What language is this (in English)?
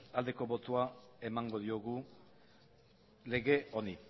Basque